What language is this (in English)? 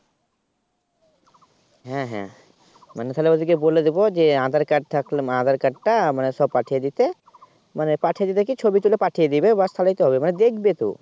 Bangla